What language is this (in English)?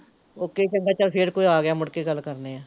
Punjabi